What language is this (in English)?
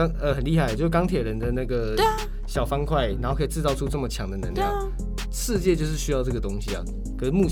Chinese